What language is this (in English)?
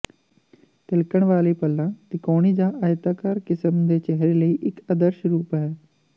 Punjabi